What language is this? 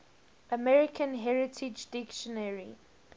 English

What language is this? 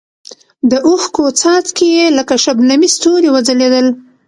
Pashto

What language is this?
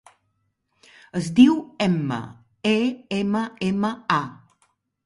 Catalan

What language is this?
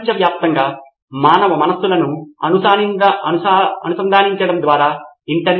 Telugu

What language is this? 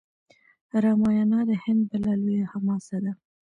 Pashto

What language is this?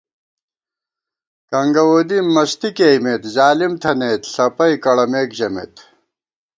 Gawar-Bati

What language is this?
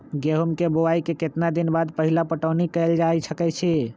Magahi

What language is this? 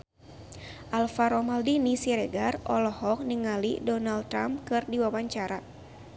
Sundanese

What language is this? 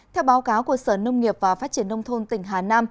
Vietnamese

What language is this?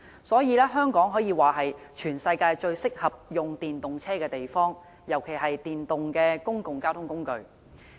Cantonese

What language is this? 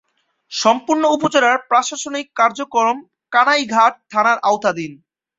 Bangla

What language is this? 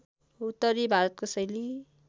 Nepali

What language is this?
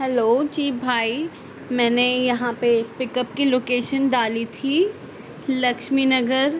Urdu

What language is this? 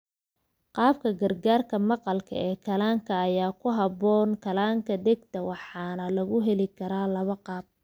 Somali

